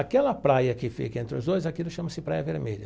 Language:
Portuguese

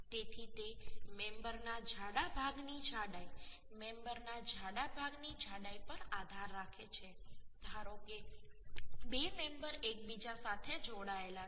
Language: Gujarati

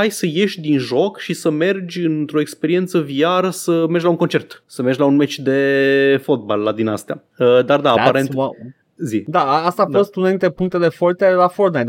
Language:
Romanian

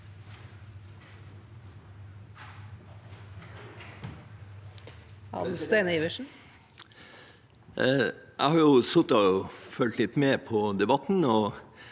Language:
Norwegian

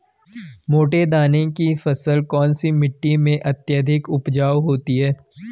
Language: Hindi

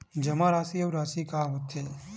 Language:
Chhattisgarhi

